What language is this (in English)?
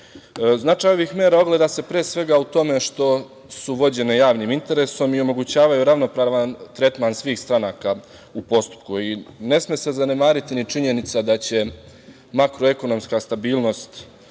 Serbian